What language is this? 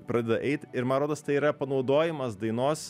Lithuanian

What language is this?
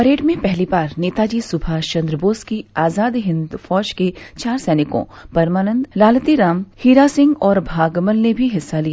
Hindi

